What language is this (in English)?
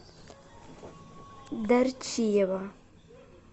Russian